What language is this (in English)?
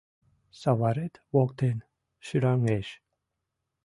Mari